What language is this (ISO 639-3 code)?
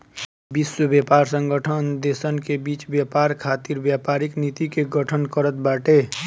bho